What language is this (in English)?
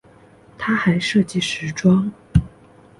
Chinese